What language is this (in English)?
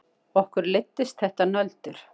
Icelandic